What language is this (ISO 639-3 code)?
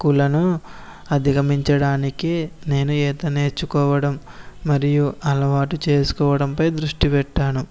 tel